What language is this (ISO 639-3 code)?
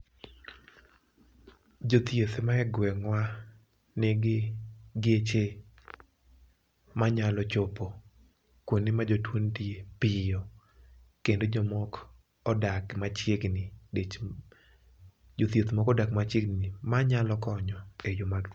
luo